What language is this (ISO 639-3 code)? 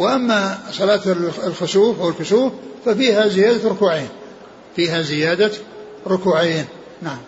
ara